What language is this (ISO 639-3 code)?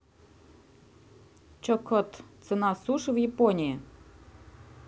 rus